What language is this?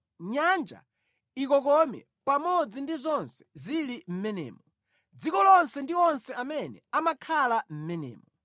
Nyanja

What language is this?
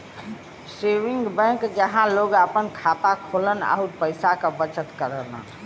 Bhojpuri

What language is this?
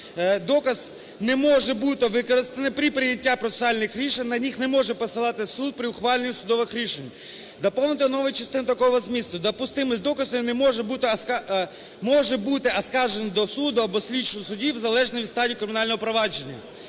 Ukrainian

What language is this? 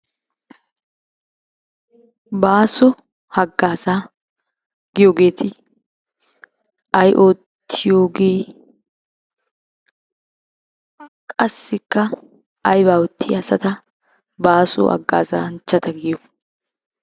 Wolaytta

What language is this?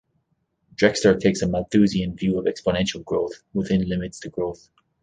English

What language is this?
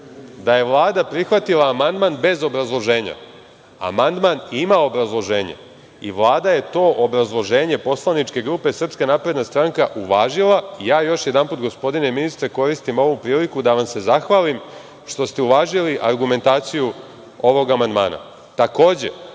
Serbian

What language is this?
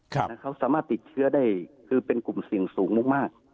Thai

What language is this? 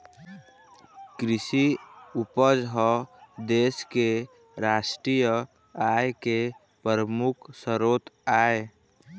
Chhattisgarhi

